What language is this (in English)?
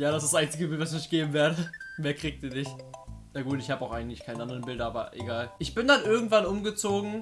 German